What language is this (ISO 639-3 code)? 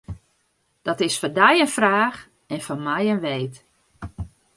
fry